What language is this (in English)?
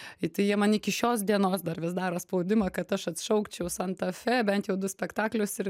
Lithuanian